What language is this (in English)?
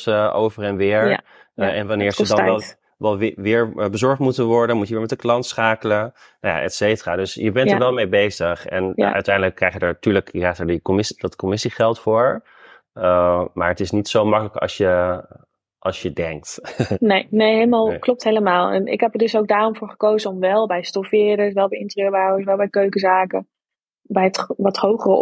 Dutch